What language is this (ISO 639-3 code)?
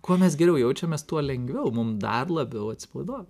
lit